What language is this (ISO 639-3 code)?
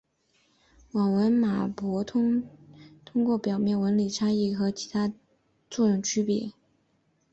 zho